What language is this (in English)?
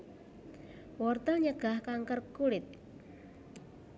Javanese